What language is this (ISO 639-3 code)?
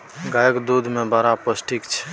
mai